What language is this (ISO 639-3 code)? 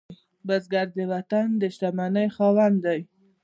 pus